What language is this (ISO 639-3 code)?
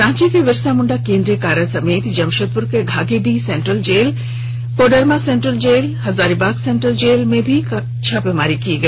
hin